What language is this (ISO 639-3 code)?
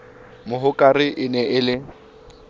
sot